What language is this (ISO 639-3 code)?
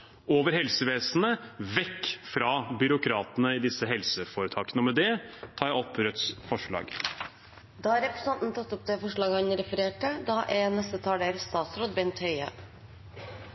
nor